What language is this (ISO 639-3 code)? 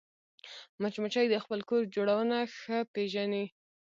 pus